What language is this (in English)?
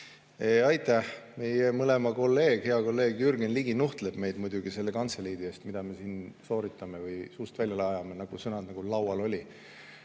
Estonian